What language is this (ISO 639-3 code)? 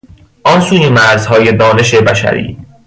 fas